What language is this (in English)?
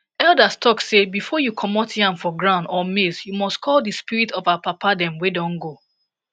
Nigerian Pidgin